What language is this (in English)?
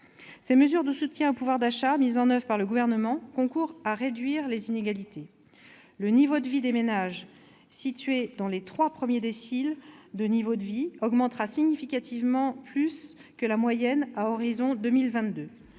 French